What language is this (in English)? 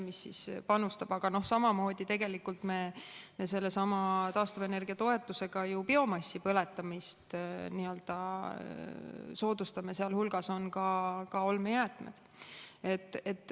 Estonian